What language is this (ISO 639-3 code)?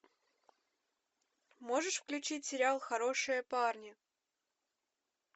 rus